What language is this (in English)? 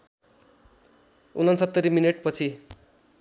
Nepali